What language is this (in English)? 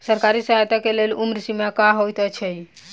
Maithili